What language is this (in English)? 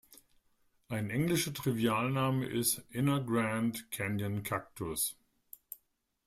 German